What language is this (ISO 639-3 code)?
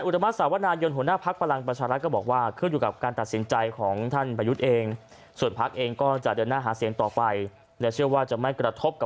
tha